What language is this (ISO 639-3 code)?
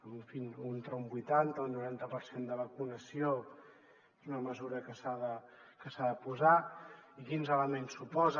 cat